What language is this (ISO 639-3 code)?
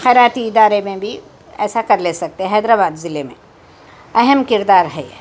urd